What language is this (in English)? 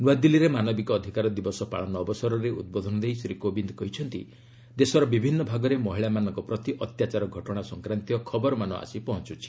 Odia